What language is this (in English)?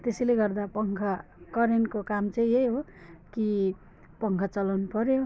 Nepali